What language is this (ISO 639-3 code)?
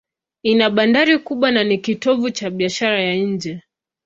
swa